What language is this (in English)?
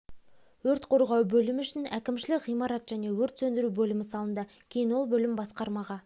Kazakh